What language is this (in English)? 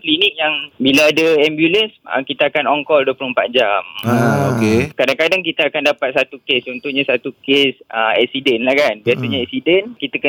Malay